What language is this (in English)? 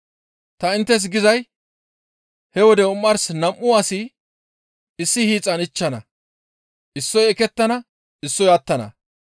Gamo